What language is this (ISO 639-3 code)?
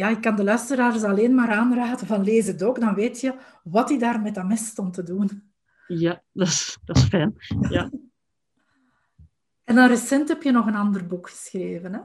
nld